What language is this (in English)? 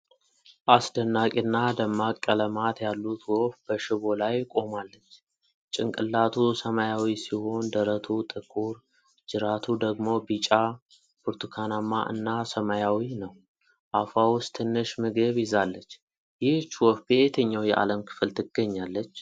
Amharic